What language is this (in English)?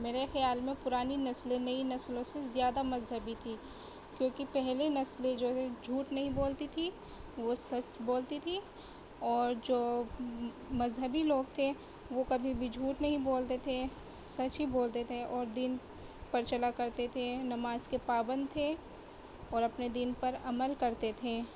Urdu